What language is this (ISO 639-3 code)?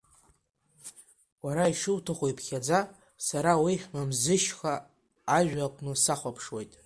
abk